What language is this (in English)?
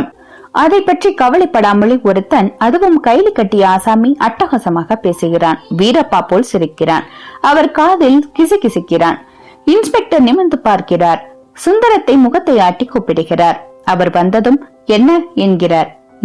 Tamil